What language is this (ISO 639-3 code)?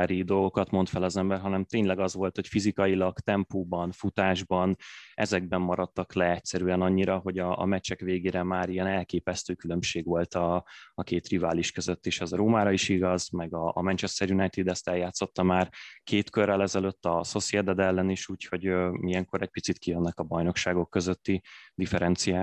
hun